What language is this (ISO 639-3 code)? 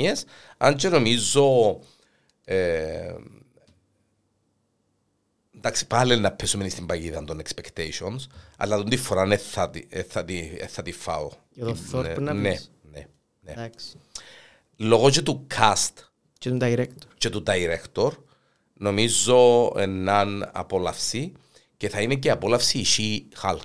ell